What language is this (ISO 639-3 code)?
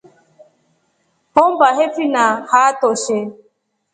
rof